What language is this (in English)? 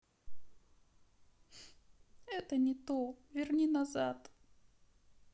Russian